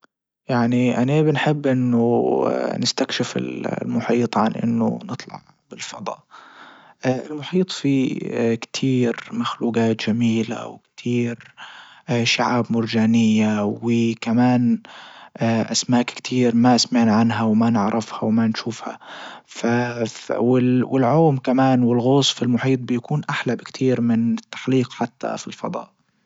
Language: Libyan Arabic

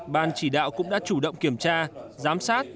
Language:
Vietnamese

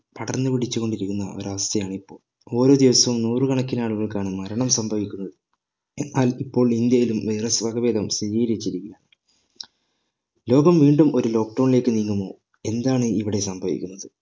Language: Malayalam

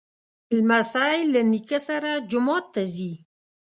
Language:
Pashto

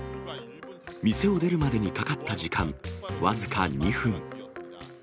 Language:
Japanese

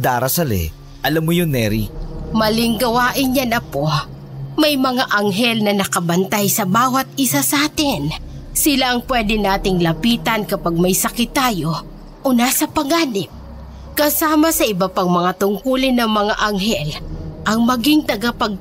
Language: Filipino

